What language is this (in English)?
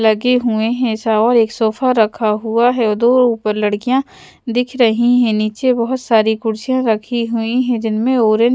Hindi